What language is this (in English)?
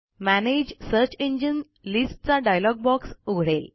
Marathi